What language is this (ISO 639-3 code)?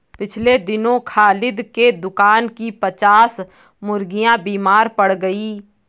hin